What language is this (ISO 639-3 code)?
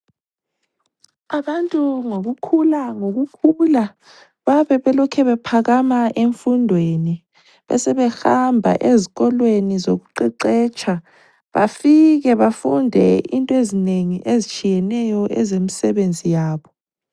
nde